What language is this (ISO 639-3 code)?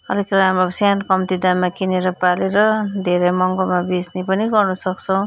nep